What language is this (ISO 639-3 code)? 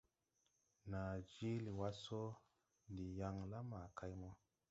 tui